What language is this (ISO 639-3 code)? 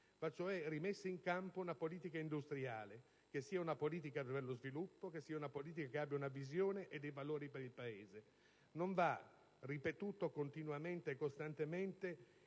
ita